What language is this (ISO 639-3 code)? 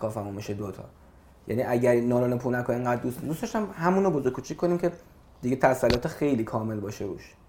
fas